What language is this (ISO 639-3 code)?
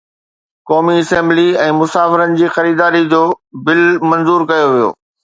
snd